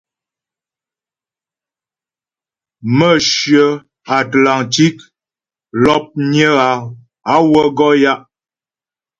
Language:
Ghomala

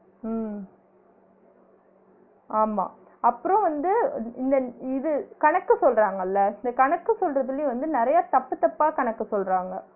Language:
Tamil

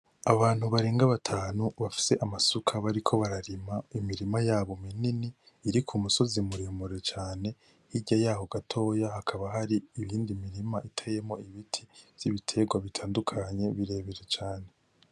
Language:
Rundi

